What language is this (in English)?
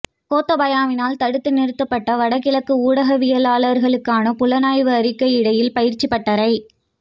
Tamil